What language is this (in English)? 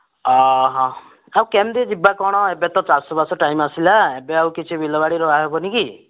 Odia